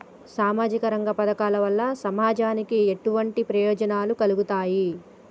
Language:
Telugu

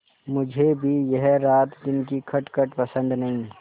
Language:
Hindi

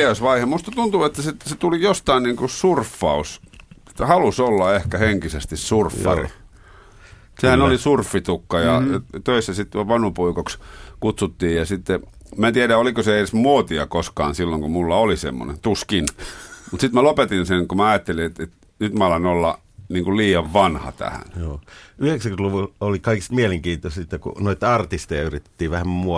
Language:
Finnish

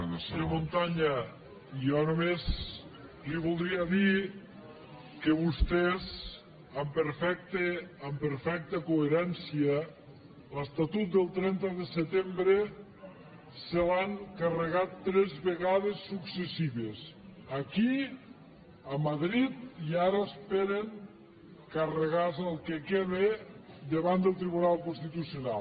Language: Catalan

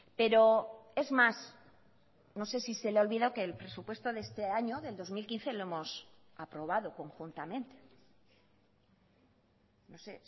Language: Spanish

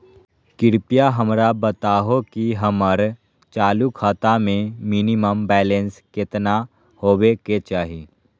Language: Magahi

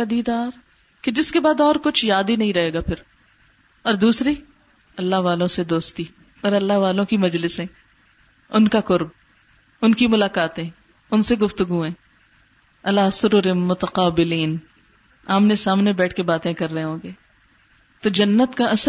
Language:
Urdu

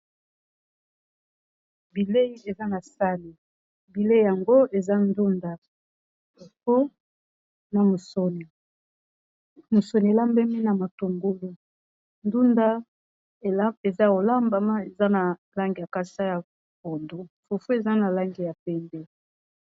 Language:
Lingala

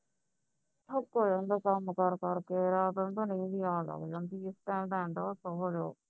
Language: Punjabi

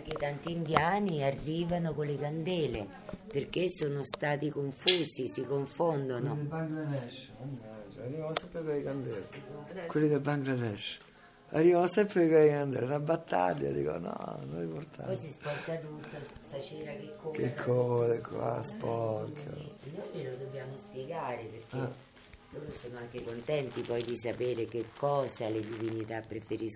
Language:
Italian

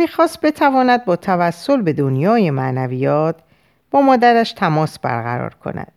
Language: Persian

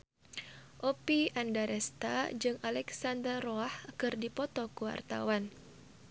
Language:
Sundanese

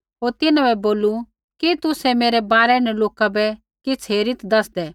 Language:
Kullu Pahari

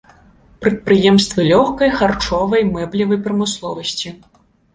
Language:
Belarusian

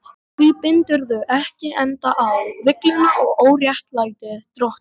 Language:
Icelandic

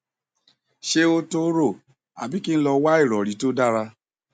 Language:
Yoruba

